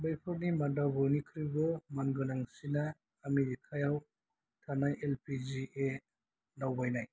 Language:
Bodo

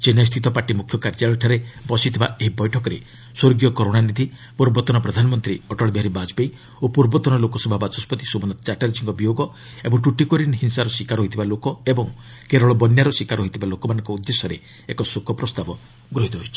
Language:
Odia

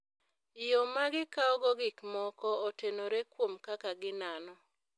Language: Luo (Kenya and Tanzania)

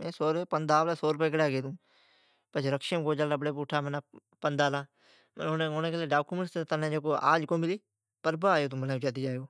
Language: Od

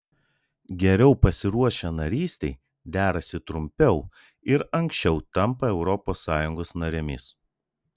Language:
Lithuanian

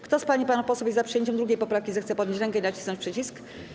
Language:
Polish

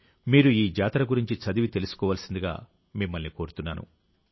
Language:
Telugu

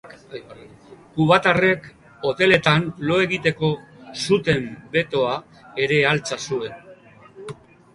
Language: Basque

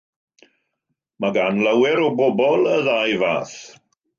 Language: Welsh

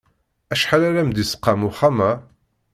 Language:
Kabyle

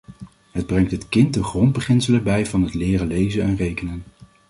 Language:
Dutch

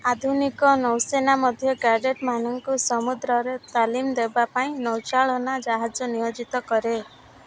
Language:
Odia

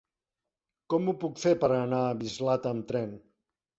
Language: Catalan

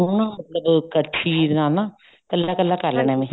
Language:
Punjabi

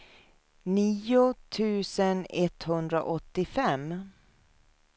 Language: Swedish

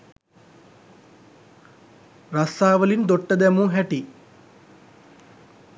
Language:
Sinhala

